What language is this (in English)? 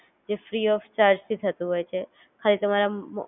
Gujarati